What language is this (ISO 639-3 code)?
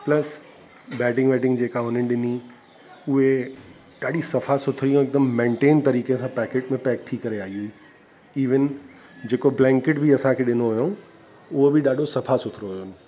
snd